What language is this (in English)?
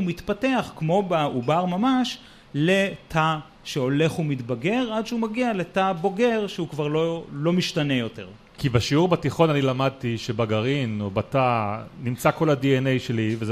Hebrew